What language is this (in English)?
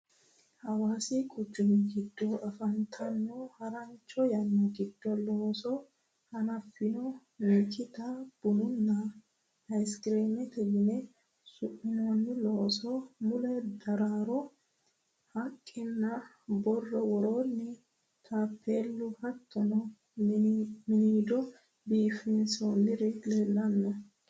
Sidamo